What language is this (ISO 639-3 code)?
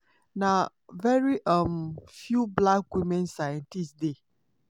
pcm